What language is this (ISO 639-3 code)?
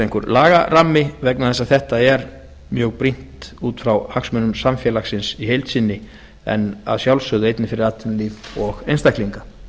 isl